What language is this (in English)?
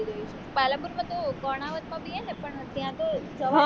Gujarati